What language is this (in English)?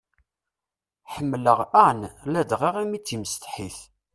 Kabyle